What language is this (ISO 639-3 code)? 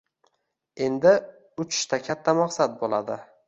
uzb